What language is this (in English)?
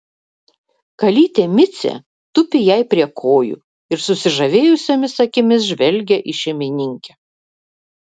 Lithuanian